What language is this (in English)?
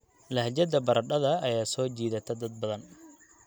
Somali